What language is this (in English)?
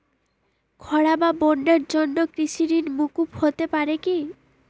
Bangla